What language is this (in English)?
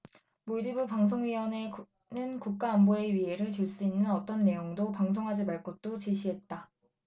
Korean